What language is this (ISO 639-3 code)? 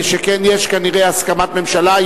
heb